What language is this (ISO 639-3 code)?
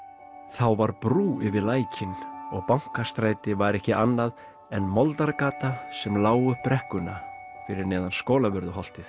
isl